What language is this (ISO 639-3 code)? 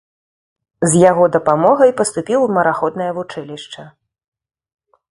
bel